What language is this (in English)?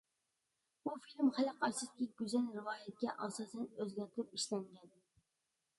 Uyghur